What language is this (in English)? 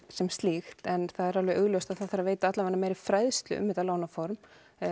Icelandic